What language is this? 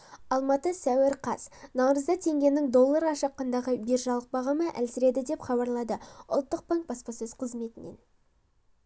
Kazakh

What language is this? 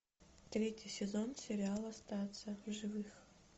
Russian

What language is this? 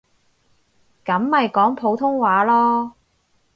Cantonese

